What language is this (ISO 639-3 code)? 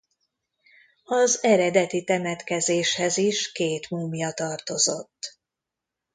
hun